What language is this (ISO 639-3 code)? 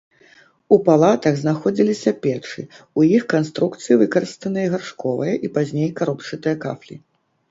bel